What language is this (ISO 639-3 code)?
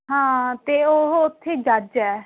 pan